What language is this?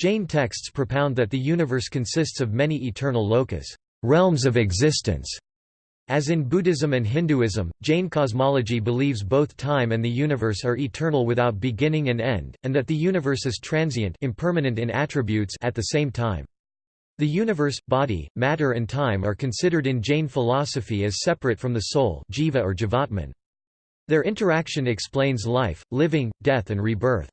English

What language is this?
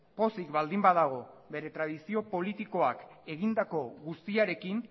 Basque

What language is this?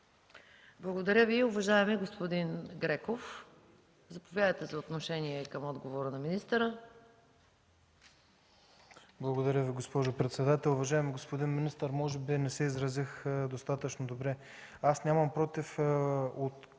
Bulgarian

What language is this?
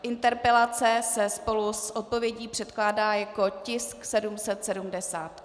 Czech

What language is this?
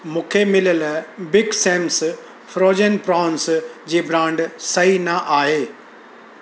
Sindhi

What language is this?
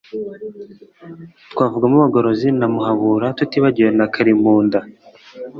Kinyarwanda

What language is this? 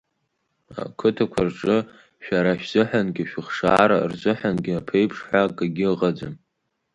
Abkhazian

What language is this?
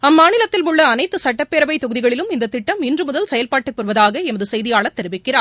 Tamil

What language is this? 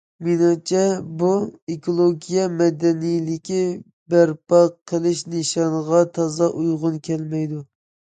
Uyghur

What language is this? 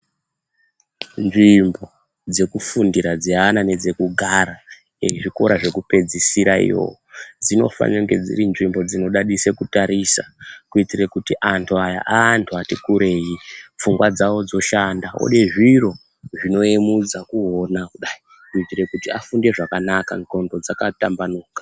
Ndau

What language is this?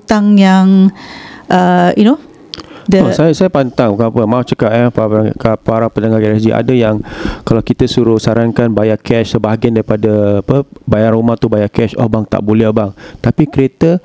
Malay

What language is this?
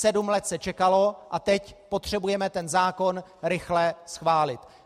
Czech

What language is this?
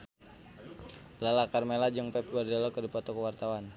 Sundanese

